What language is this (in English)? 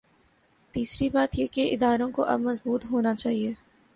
Urdu